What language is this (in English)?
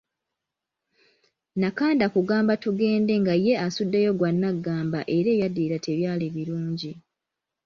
Ganda